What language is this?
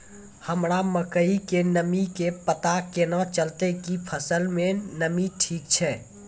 Maithili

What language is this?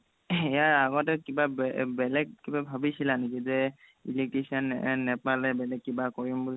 Assamese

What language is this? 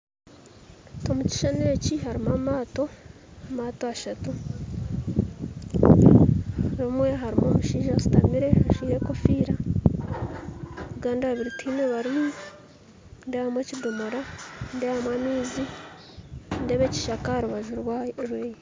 Nyankole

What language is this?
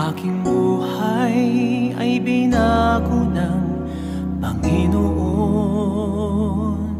Filipino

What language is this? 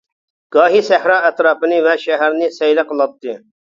Uyghur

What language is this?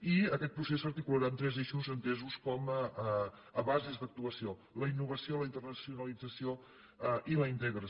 Catalan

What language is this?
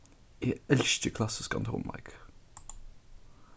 Faroese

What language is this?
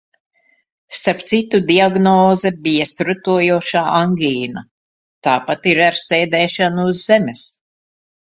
Latvian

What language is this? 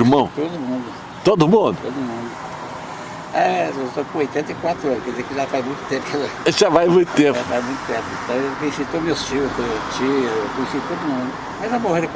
Portuguese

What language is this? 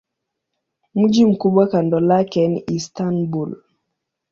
Swahili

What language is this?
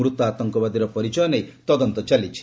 Odia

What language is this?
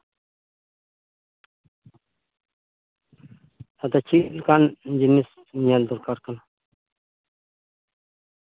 Santali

